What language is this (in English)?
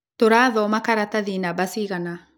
Kikuyu